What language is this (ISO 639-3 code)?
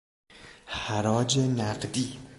fas